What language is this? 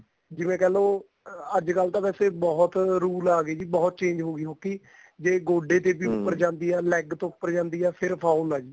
Punjabi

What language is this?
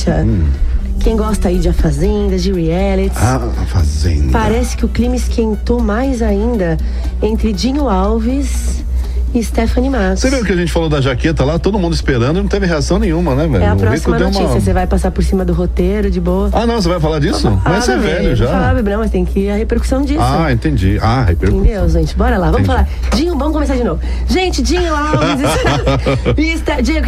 Portuguese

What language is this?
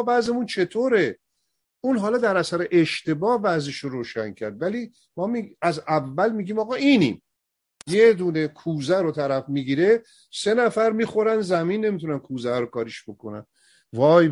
Persian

